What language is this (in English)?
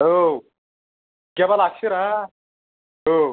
Bodo